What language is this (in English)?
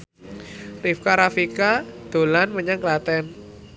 Javanese